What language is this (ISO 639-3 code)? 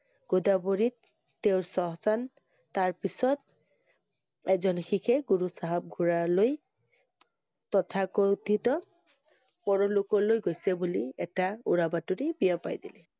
asm